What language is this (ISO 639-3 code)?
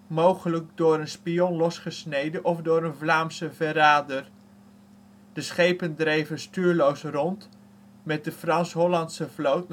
nld